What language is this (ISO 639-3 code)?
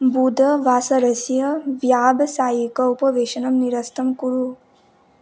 san